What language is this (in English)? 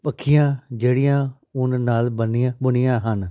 Punjabi